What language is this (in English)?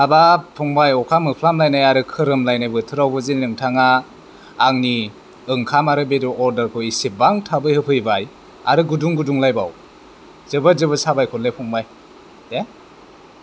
Bodo